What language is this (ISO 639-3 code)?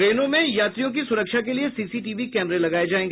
hin